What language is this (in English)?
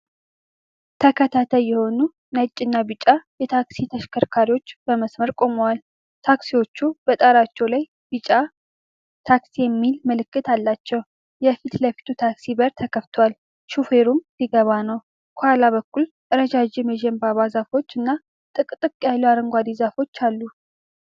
Amharic